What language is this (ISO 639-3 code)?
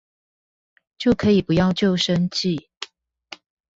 zho